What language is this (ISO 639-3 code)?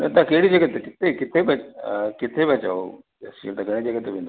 snd